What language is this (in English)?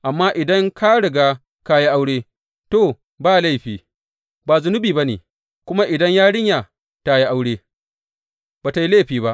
Hausa